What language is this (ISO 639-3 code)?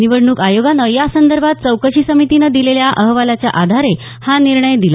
mar